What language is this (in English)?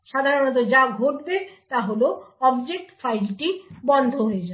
Bangla